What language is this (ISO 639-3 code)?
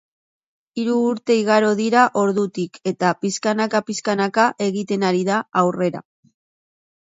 eus